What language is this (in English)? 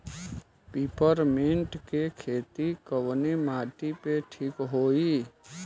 Bhojpuri